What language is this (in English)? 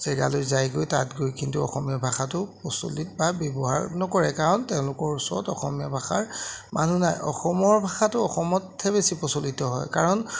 Assamese